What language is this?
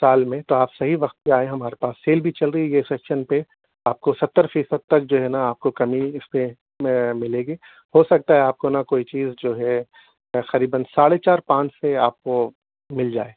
Urdu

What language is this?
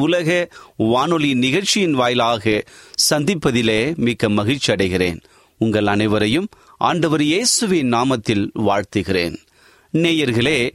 Tamil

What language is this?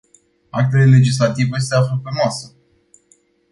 Romanian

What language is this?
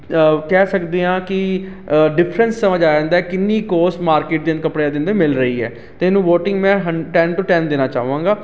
Punjabi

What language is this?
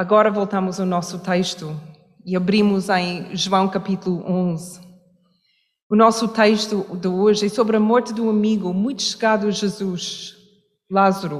Portuguese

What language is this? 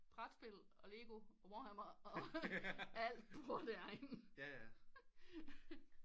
Danish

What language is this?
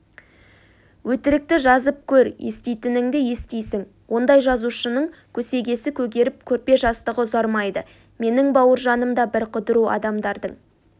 Kazakh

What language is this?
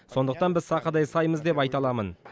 Kazakh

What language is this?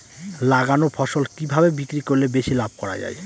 Bangla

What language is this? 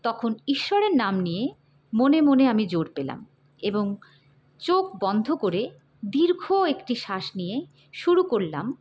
Bangla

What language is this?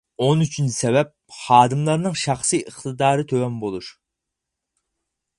Uyghur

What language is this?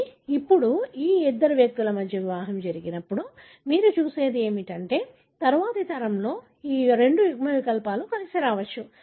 Telugu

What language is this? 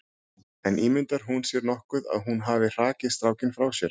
Icelandic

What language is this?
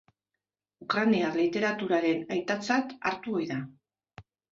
Basque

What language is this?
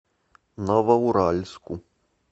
Russian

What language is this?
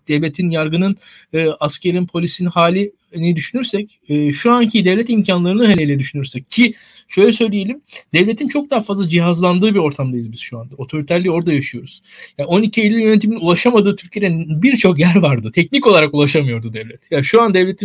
Turkish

